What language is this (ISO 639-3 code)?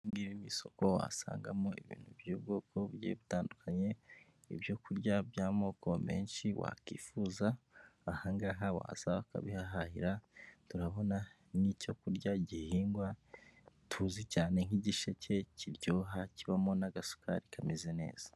kin